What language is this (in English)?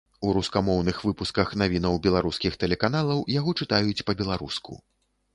Belarusian